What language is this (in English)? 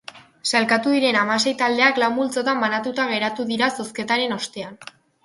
Basque